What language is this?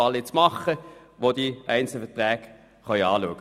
Swiss German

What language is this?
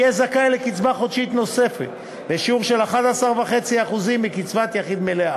Hebrew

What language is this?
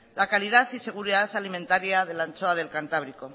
Spanish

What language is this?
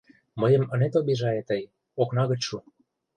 Mari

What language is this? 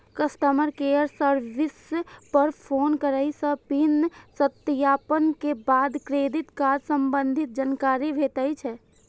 Maithili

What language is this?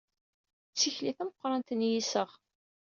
Kabyle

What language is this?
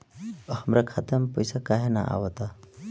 Bhojpuri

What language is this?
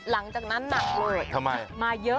Thai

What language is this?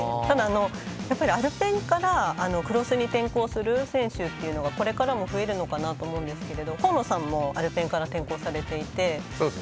Japanese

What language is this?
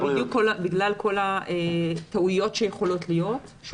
Hebrew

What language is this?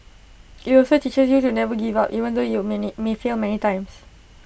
English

